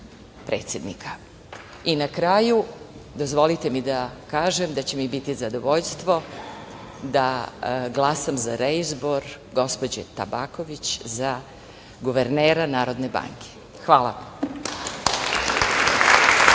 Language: Serbian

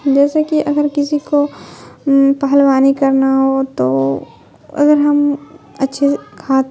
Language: Urdu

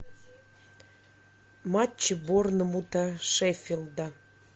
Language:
Russian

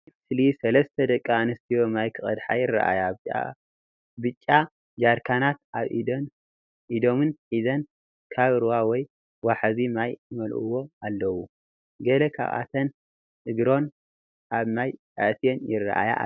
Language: Tigrinya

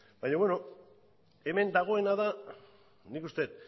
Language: Basque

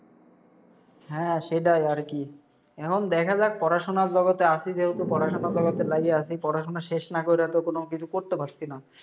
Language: Bangla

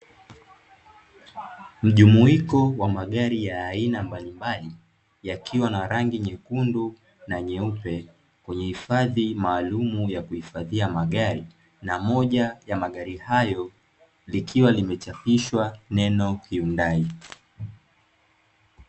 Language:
Swahili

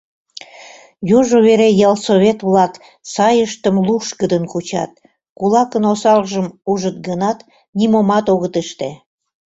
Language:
Mari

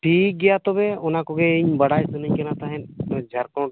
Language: Santali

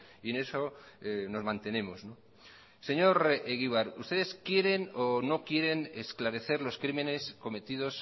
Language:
Spanish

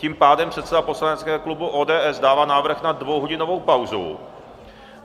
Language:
Czech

